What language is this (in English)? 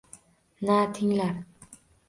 Uzbek